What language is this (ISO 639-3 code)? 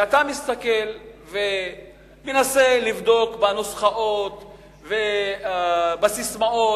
heb